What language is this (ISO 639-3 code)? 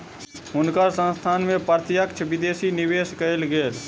mai